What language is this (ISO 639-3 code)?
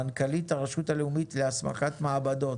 heb